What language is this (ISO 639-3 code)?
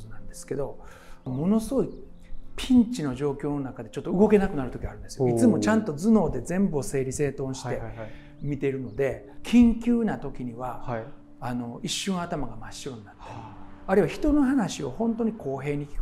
jpn